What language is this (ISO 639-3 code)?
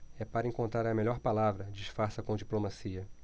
por